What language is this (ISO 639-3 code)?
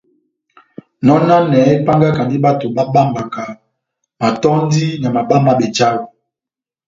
bnm